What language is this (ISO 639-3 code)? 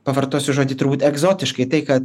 lit